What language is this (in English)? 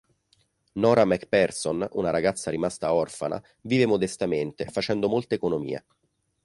Italian